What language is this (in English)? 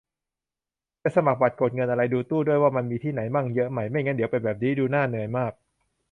Thai